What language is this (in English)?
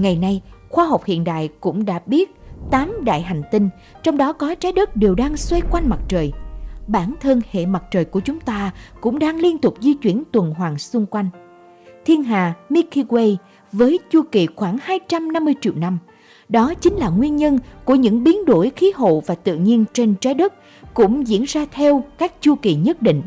Vietnamese